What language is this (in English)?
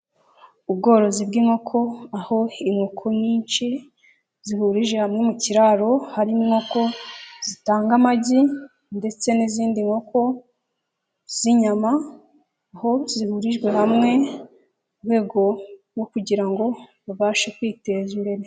Kinyarwanda